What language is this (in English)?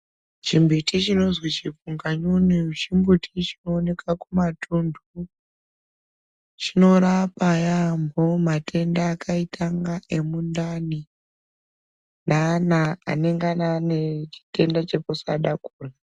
Ndau